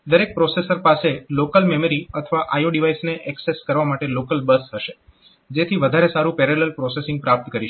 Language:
Gujarati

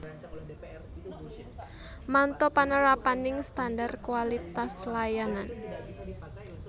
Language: Javanese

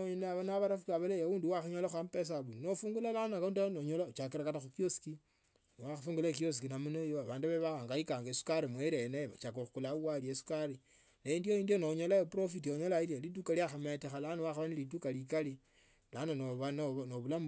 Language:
Tsotso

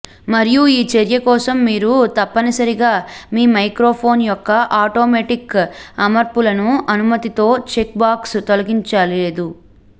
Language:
Telugu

